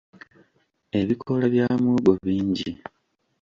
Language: Ganda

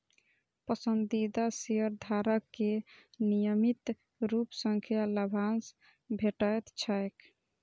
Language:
Maithili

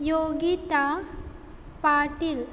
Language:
Konkani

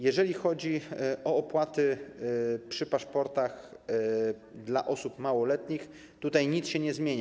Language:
Polish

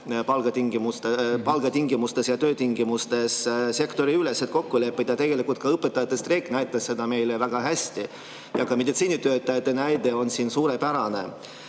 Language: Estonian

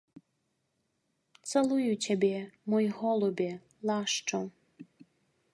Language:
Belarusian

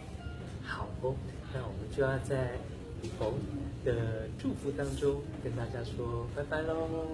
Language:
Chinese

